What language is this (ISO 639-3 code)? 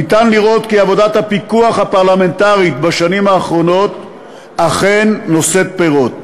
heb